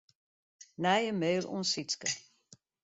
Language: Western Frisian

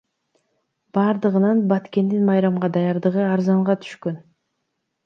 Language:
Kyrgyz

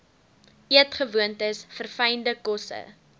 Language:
Afrikaans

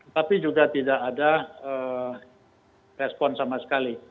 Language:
Indonesian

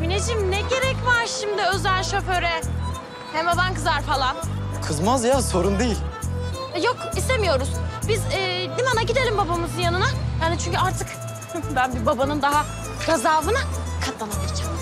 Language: Turkish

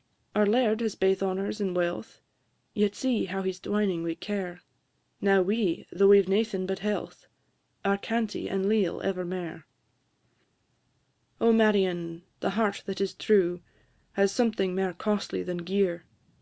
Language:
English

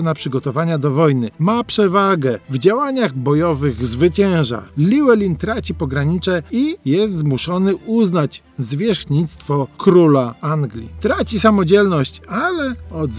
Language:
Polish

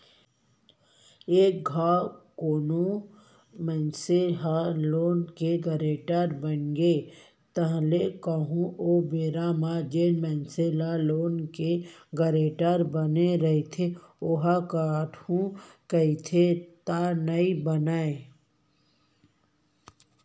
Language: Chhattisgarhi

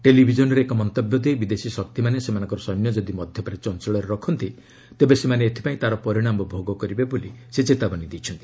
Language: Odia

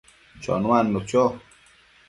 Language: Matsés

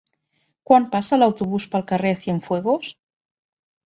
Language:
Catalan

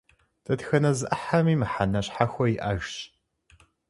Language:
Kabardian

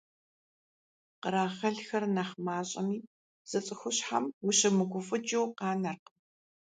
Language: Kabardian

